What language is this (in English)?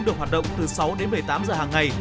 Vietnamese